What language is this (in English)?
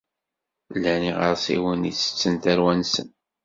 Kabyle